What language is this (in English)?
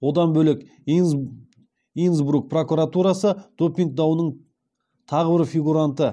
Kazakh